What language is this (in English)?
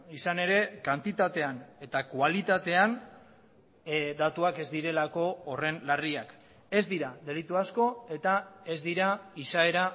Basque